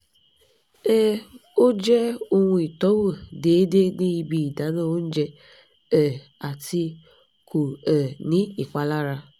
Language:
Yoruba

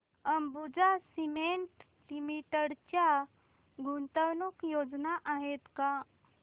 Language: Marathi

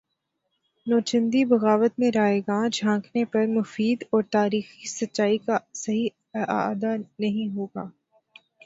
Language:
Urdu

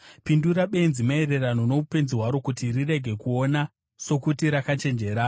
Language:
Shona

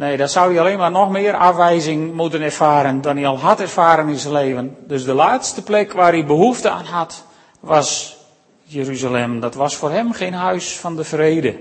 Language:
Dutch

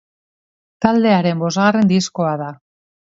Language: Basque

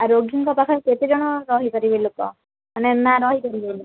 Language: Odia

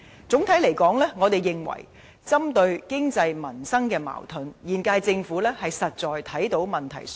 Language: Cantonese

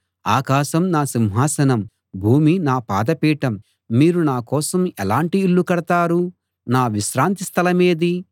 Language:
Telugu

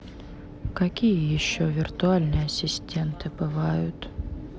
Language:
Russian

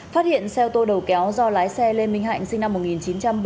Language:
Vietnamese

